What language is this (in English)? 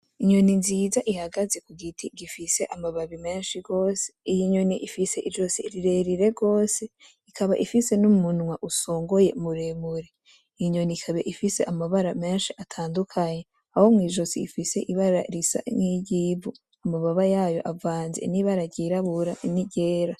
Rundi